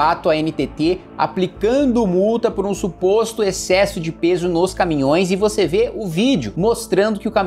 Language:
Portuguese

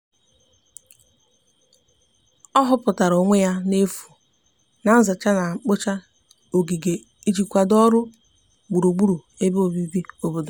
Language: Igbo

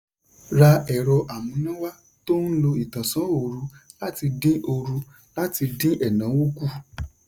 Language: Yoruba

